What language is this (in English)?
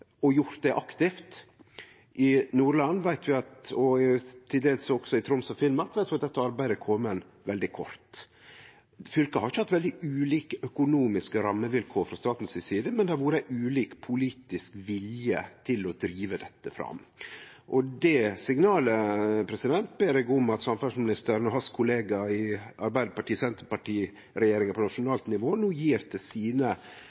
Norwegian Nynorsk